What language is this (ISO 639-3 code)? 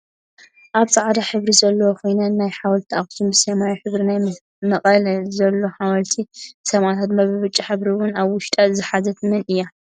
tir